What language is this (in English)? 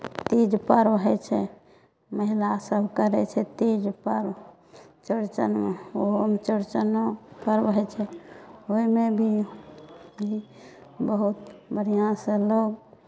Maithili